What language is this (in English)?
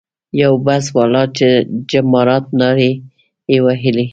Pashto